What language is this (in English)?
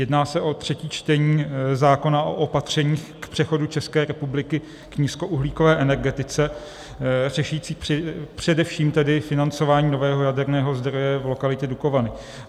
Czech